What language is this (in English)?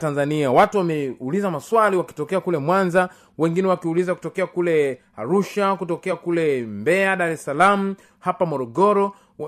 Swahili